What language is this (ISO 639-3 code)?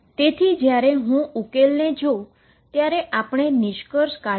guj